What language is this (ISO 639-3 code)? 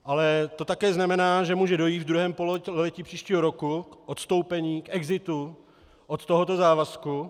ces